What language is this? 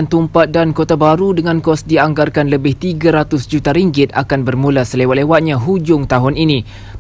Malay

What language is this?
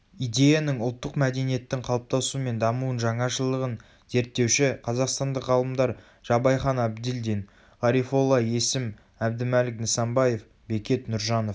Kazakh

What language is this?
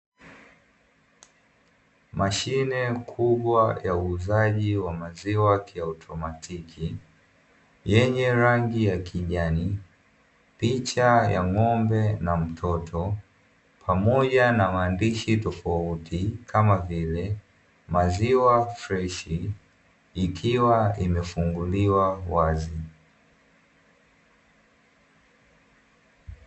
Swahili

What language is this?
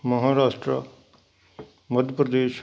Punjabi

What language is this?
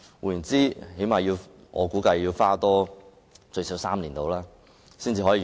Cantonese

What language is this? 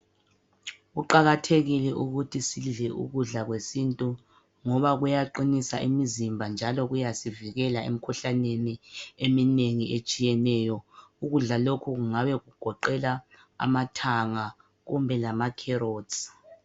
North Ndebele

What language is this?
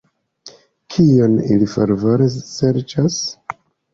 Esperanto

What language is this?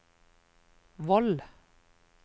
Norwegian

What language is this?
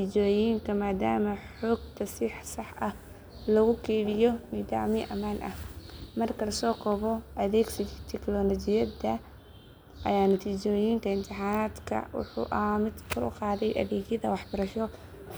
Somali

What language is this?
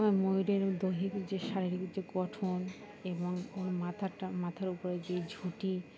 Bangla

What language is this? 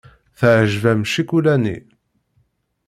Kabyle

